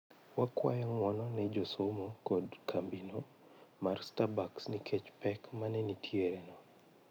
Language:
Luo (Kenya and Tanzania)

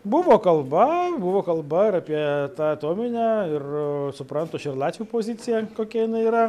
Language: Lithuanian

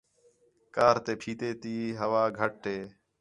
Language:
Khetrani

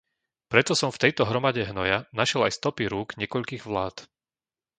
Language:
Slovak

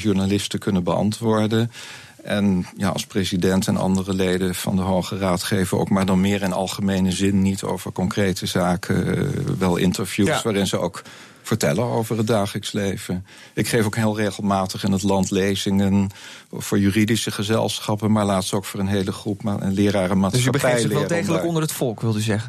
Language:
Dutch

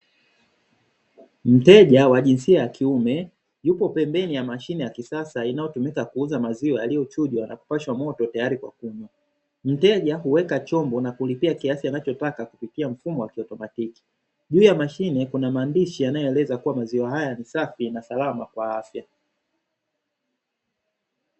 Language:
Swahili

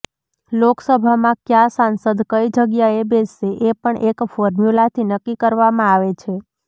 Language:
Gujarati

